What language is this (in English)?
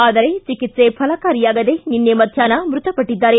Kannada